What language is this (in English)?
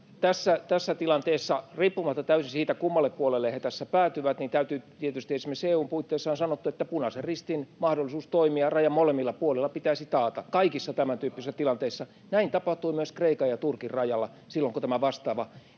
Finnish